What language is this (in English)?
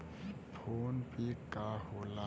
Bhojpuri